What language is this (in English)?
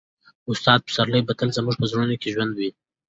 Pashto